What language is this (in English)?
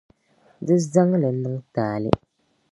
Dagbani